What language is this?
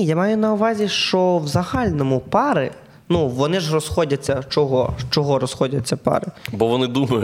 Ukrainian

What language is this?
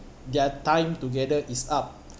English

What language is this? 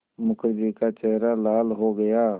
Hindi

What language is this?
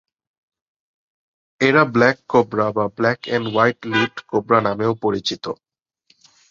Bangla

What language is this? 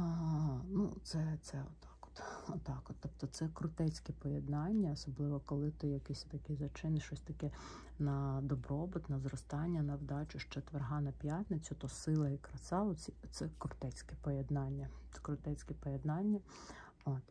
Ukrainian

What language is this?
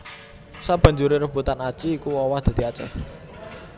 Javanese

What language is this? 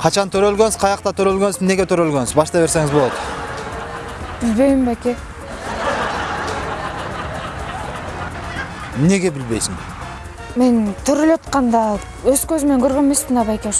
Dutch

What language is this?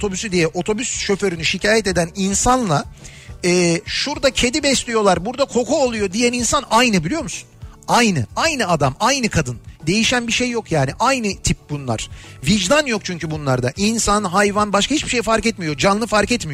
Turkish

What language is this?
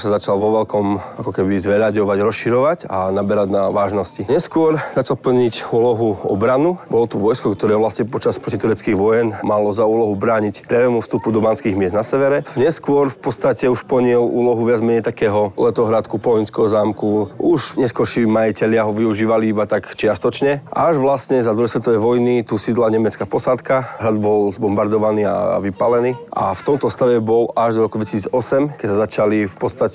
Slovak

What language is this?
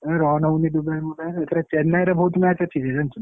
Odia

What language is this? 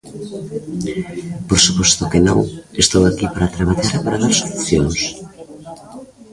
Galician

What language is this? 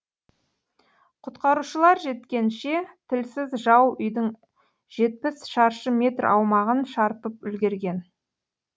Kazakh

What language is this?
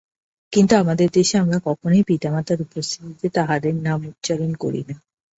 Bangla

